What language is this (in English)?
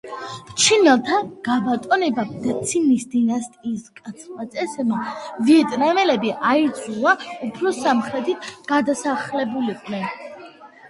Georgian